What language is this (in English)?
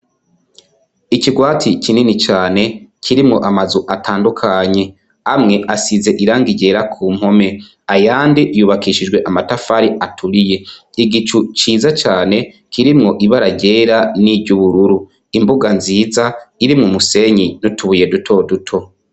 Rundi